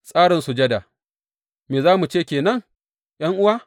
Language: Hausa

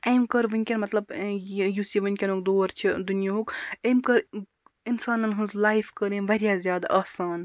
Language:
Kashmiri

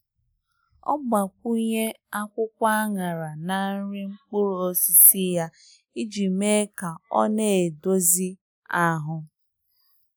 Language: Igbo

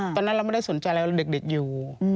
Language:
Thai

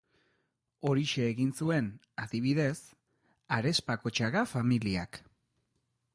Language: Basque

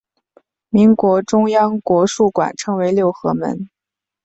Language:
Chinese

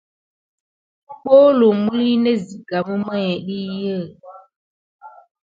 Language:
Gidar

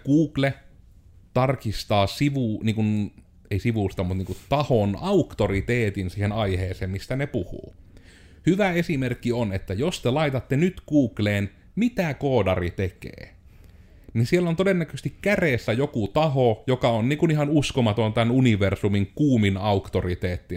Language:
Finnish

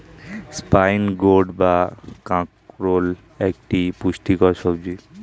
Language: Bangla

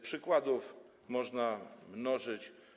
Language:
Polish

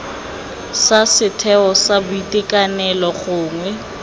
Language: Tswana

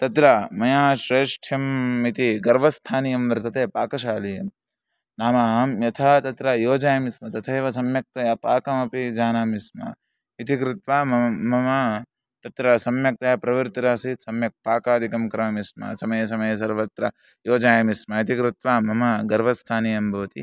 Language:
Sanskrit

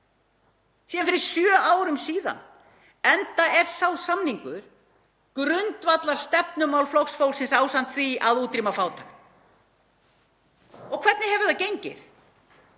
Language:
Icelandic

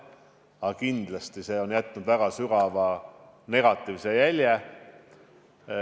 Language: Estonian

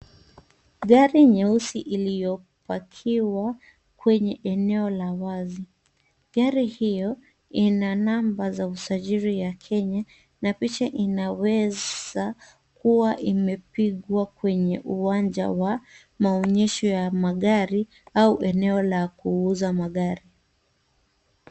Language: Swahili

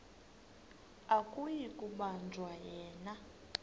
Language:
Xhosa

